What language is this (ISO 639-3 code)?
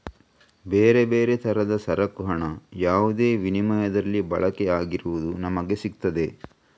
kan